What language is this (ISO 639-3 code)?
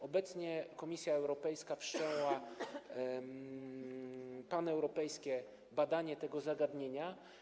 pol